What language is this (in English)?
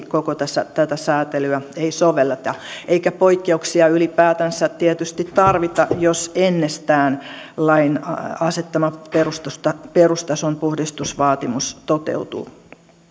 Finnish